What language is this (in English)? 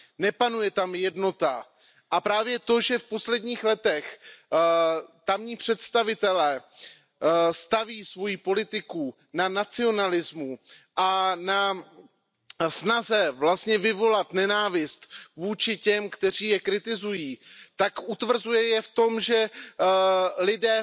Czech